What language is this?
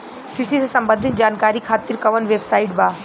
Bhojpuri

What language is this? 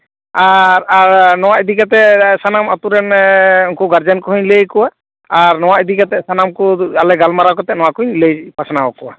Santali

